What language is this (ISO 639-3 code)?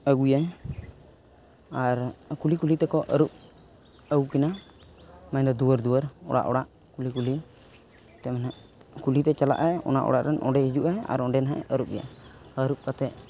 sat